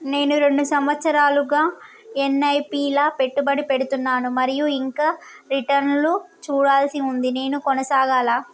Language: Telugu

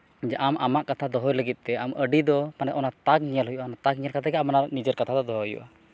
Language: Santali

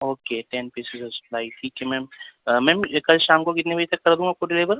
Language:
Urdu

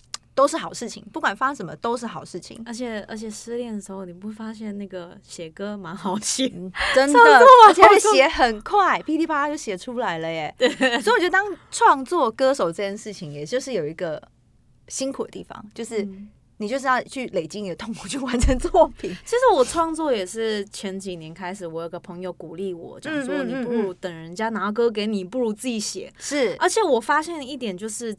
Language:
Chinese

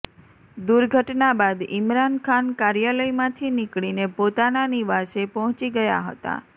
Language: Gujarati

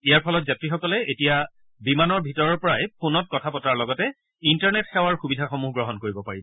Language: Assamese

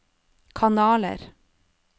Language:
Norwegian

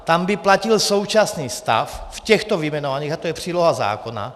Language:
Czech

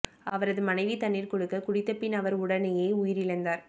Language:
Tamil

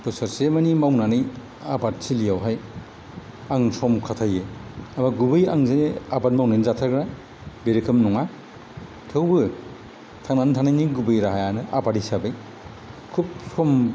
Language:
Bodo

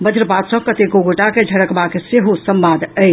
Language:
Maithili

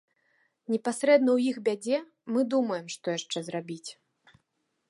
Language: Belarusian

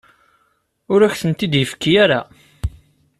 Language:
Kabyle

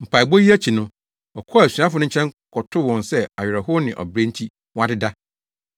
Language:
Akan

